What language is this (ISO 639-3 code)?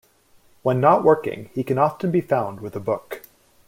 eng